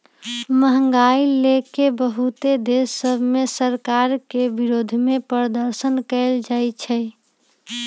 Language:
Magahi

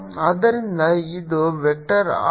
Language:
Kannada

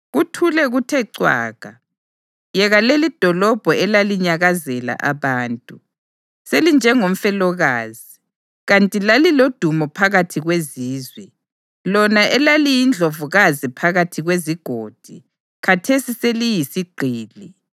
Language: North Ndebele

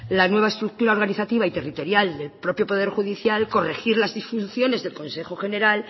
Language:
Spanish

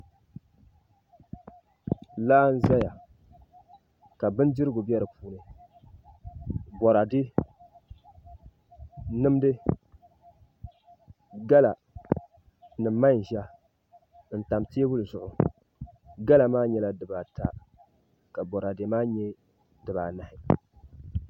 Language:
Dagbani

